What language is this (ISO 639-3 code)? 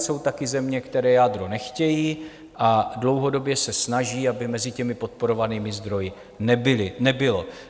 ces